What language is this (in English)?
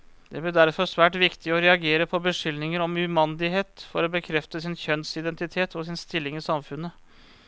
Norwegian